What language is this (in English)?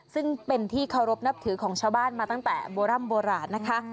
Thai